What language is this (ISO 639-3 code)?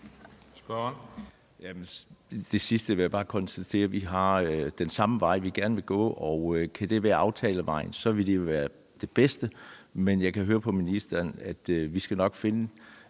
dan